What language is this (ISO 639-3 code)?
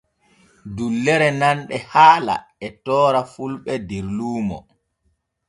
fue